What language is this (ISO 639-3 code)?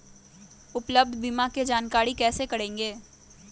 mag